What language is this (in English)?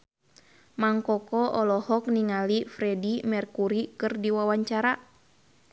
Sundanese